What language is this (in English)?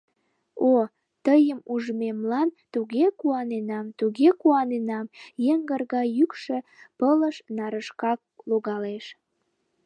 Mari